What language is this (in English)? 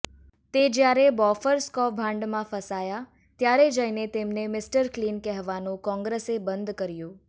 Gujarati